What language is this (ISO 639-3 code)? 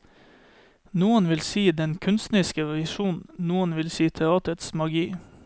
nor